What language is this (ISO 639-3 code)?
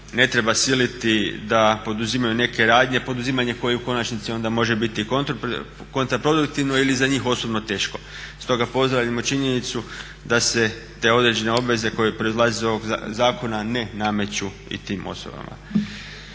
hrv